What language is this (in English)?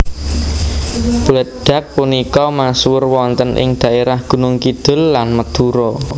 Javanese